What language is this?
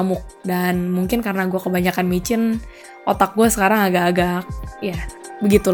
Indonesian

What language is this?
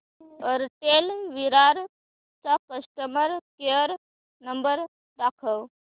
Marathi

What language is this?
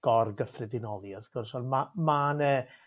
Welsh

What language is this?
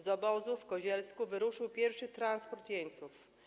Polish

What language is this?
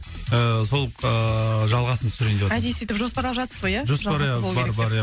Kazakh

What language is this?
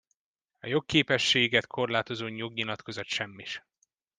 Hungarian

